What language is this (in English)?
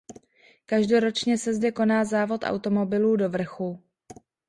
Czech